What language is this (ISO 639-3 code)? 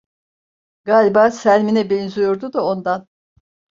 tur